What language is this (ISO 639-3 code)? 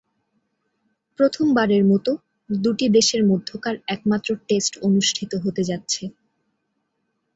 ben